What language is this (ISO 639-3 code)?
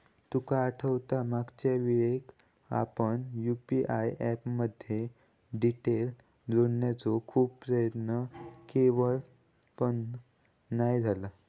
mar